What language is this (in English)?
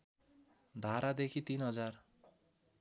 Nepali